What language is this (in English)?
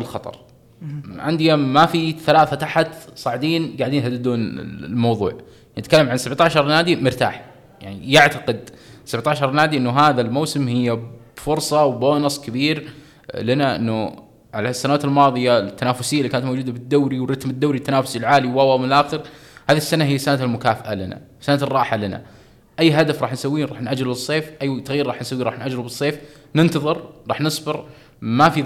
Arabic